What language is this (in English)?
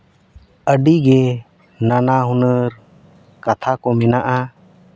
Santali